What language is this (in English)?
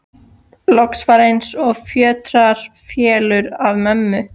Icelandic